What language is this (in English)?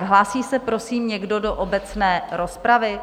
Czech